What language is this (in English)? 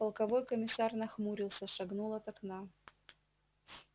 Russian